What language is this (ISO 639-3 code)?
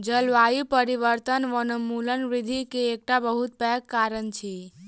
mai